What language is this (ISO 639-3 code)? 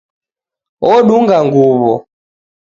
dav